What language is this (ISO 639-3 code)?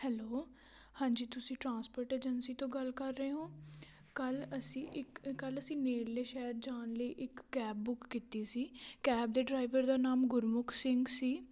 pan